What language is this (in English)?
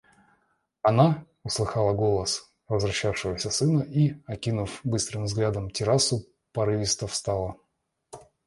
Russian